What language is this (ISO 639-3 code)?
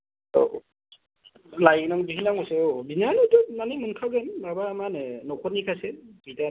brx